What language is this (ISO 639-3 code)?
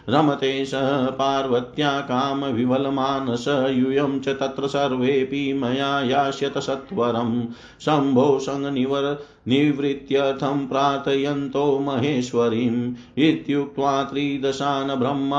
hin